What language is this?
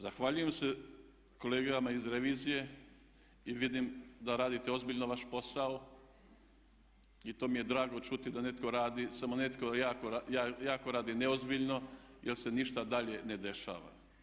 Croatian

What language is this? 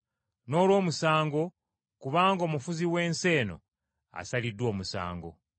Ganda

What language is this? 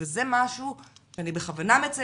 Hebrew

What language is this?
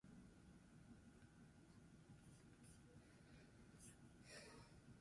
Basque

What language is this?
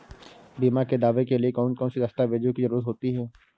Hindi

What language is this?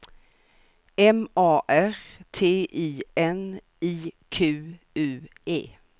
Swedish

